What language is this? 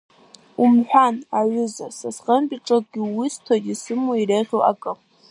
Abkhazian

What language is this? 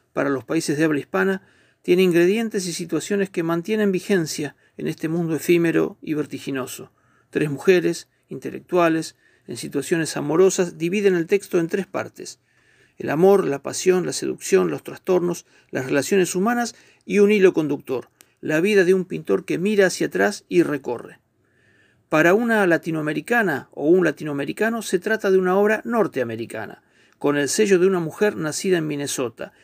Spanish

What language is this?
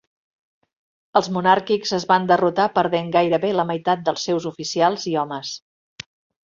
Catalan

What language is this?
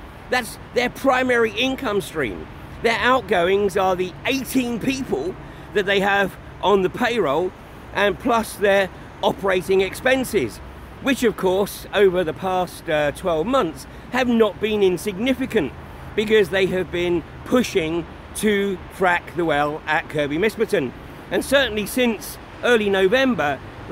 English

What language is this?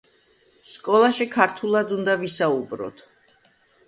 Georgian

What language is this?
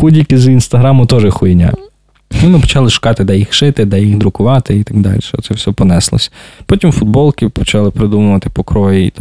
Ukrainian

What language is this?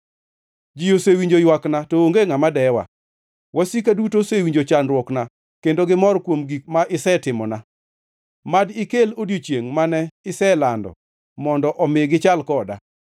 Luo (Kenya and Tanzania)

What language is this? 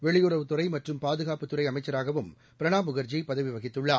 Tamil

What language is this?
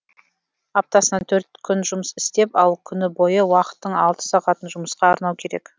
Kazakh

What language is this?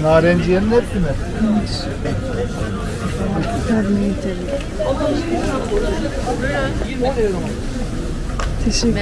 Turkish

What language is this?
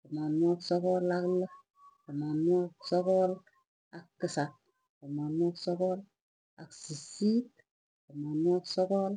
Tugen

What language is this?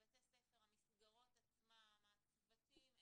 Hebrew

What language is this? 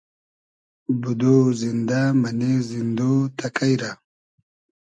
Hazaragi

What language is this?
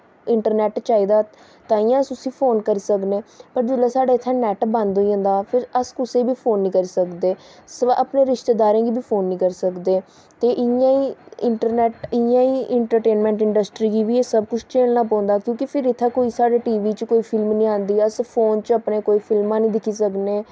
Dogri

